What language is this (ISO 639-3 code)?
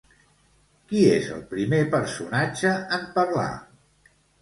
cat